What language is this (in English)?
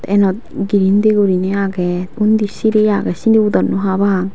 Chakma